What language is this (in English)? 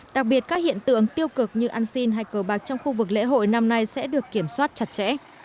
Vietnamese